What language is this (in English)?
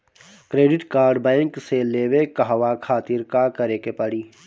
Bhojpuri